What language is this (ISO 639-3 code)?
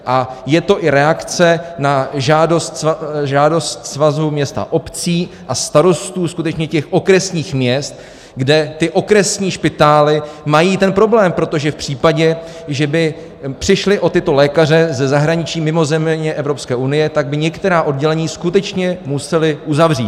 ces